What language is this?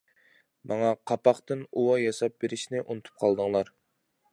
Uyghur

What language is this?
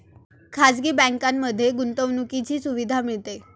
Marathi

